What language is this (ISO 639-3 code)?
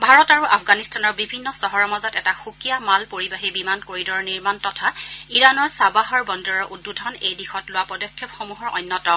asm